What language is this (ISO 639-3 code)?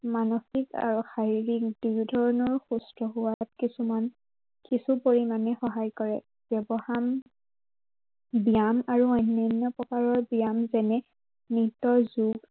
asm